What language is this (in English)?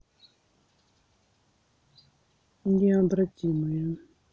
Russian